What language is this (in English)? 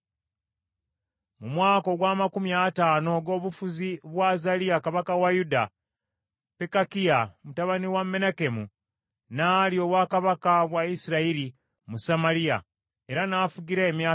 Ganda